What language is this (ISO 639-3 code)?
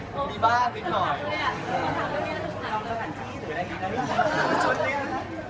tha